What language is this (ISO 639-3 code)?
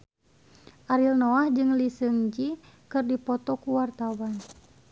sun